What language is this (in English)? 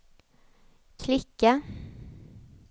Swedish